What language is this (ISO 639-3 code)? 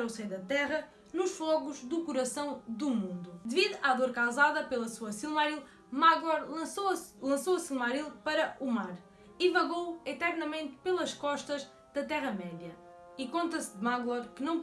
por